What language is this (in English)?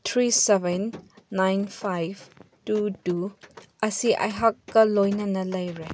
Manipuri